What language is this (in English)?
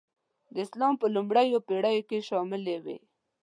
Pashto